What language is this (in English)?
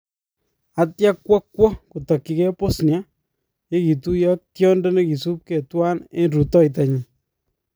Kalenjin